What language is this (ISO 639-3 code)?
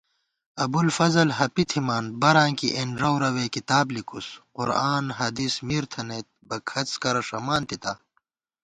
gwt